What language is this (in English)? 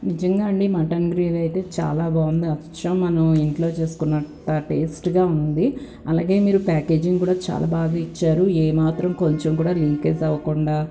Telugu